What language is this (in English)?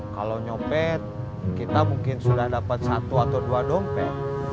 Indonesian